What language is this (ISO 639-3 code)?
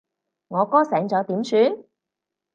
yue